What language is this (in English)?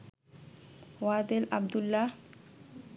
Bangla